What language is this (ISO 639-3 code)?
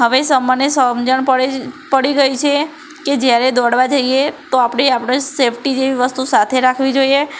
guj